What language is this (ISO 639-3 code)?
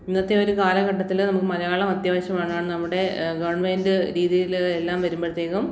mal